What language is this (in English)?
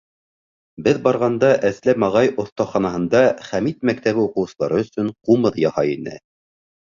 Bashkir